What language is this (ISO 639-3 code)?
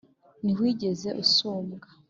kin